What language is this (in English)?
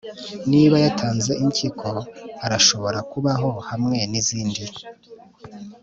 Kinyarwanda